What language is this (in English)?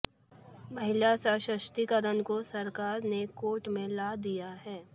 Hindi